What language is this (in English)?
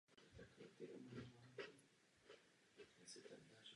Czech